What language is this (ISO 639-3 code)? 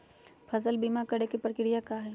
mag